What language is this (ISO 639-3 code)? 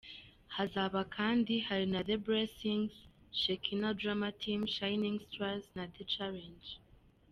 kin